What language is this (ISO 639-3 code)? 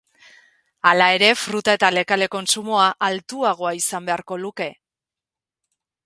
eus